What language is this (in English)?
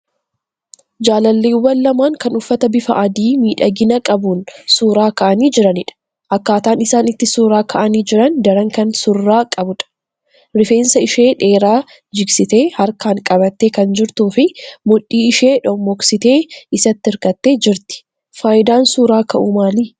Oromo